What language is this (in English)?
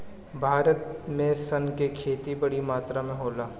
Bhojpuri